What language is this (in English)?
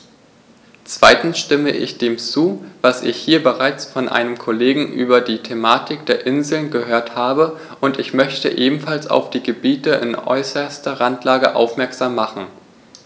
German